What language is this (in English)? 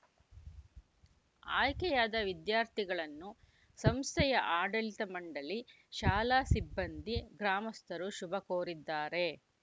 Kannada